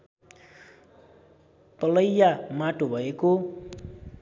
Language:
Nepali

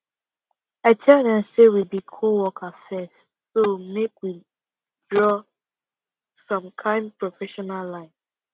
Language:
Nigerian Pidgin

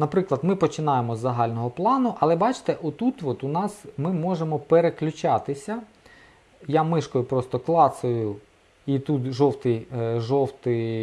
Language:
Ukrainian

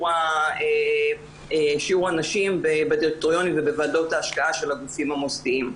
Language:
Hebrew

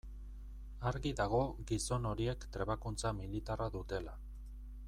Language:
Basque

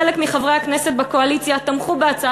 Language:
Hebrew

